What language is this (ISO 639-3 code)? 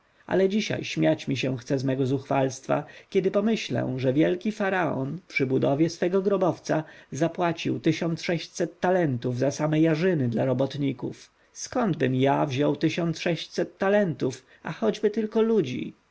pol